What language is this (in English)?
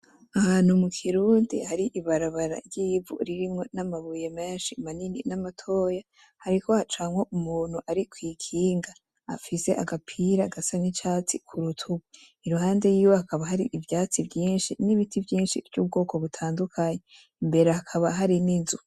Rundi